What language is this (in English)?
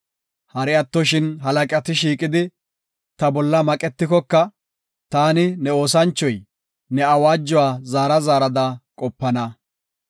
Gofa